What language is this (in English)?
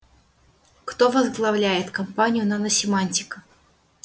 Russian